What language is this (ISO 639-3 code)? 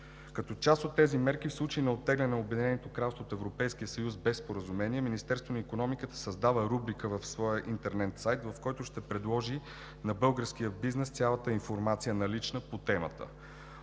bul